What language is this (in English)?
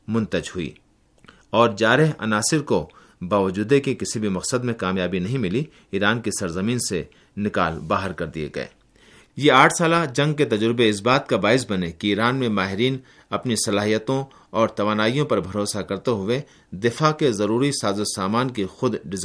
Urdu